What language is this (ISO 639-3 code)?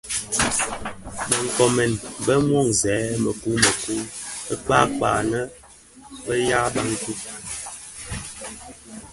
ksf